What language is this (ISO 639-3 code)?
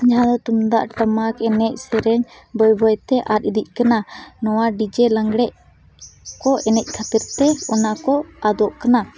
sat